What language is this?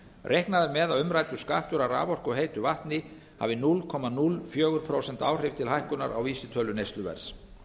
Icelandic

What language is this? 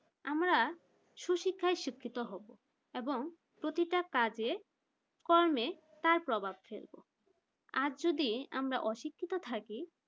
Bangla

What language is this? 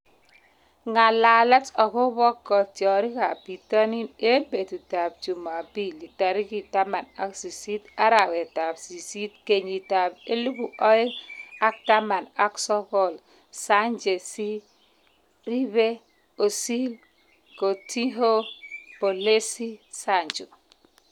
Kalenjin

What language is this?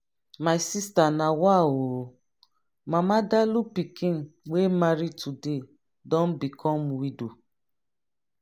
Nigerian Pidgin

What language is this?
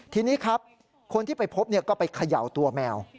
Thai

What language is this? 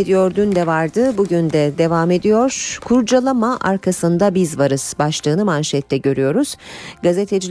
Turkish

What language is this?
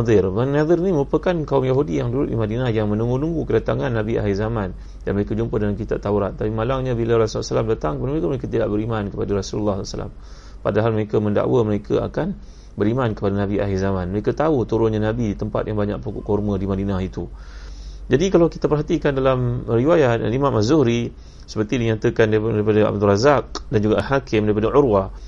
Malay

